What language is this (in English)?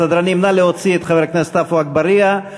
Hebrew